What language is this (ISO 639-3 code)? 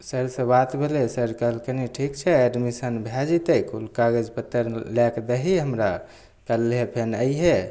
mai